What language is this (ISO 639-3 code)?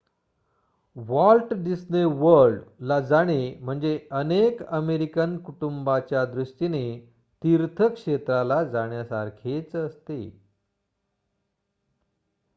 mar